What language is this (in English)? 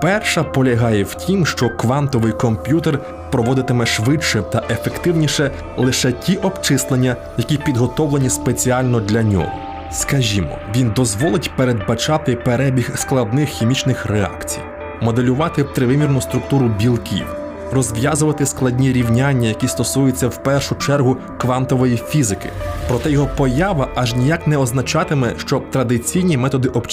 Ukrainian